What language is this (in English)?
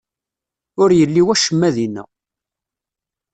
Kabyle